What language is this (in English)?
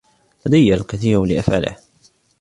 Arabic